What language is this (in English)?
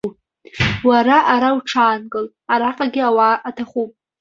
Abkhazian